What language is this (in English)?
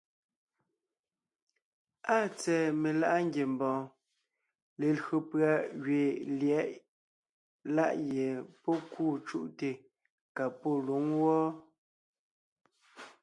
Ngiemboon